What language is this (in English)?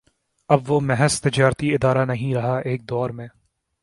Urdu